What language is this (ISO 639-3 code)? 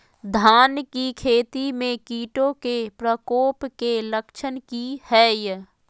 mag